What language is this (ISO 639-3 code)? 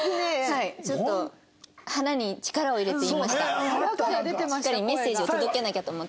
jpn